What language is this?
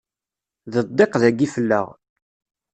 Kabyle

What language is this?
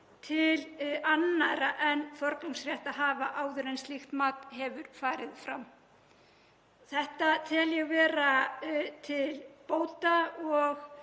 Icelandic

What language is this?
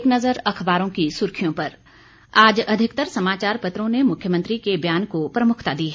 Hindi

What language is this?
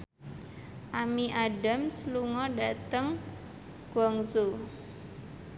Javanese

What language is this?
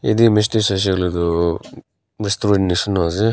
Naga Pidgin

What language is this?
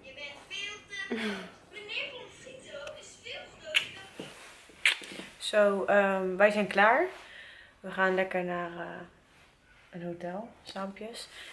Dutch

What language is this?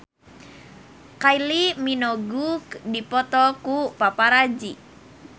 Sundanese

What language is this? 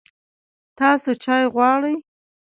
Pashto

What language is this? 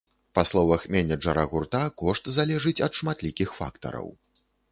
Belarusian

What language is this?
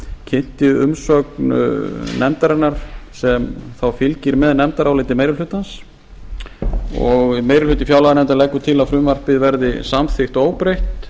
Icelandic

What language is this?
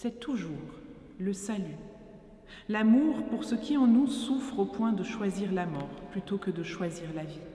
French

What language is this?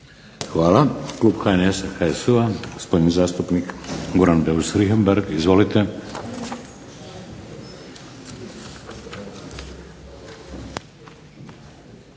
Croatian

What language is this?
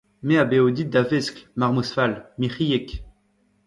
Breton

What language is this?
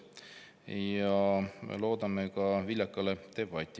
Estonian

